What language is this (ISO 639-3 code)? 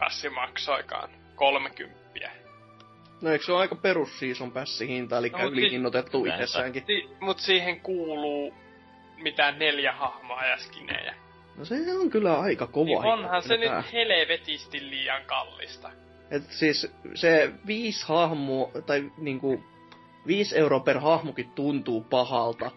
fin